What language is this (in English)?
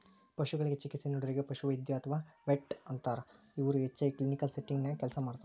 Kannada